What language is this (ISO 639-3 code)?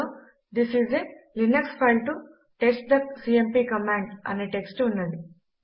tel